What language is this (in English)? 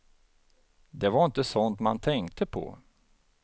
Swedish